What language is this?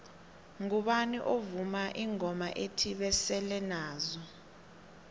South Ndebele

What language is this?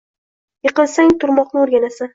Uzbek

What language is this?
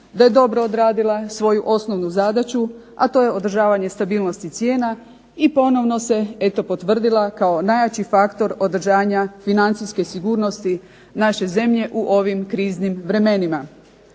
Croatian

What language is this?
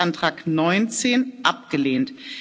German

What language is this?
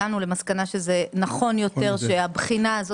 Hebrew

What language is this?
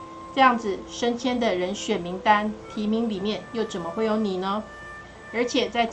Chinese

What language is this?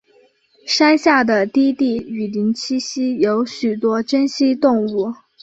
Chinese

